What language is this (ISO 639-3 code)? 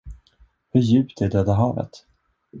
swe